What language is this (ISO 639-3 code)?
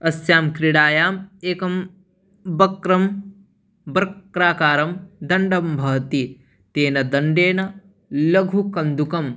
san